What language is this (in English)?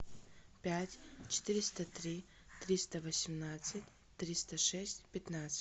Russian